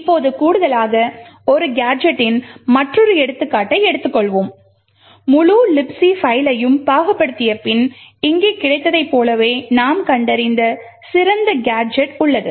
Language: Tamil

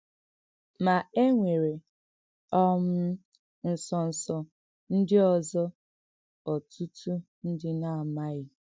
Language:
Igbo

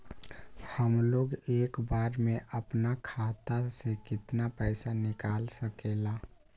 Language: Magahi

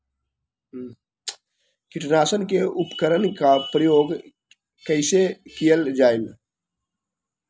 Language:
Magahi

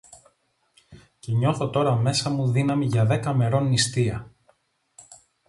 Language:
Greek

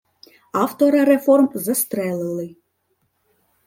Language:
Ukrainian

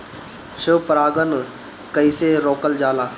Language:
Bhojpuri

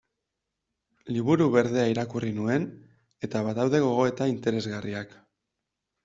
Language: Basque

